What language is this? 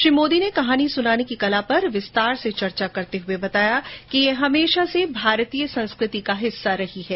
Hindi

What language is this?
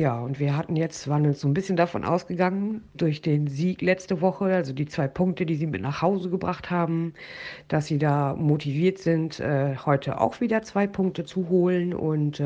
German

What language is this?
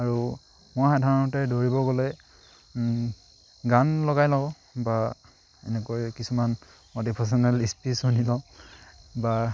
Assamese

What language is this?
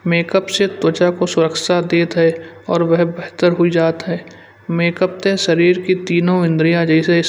Kanauji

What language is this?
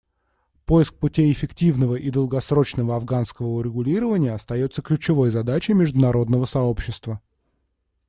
Russian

